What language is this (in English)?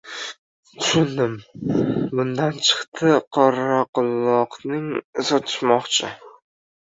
Uzbek